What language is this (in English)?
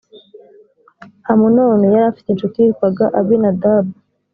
Kinyarwanda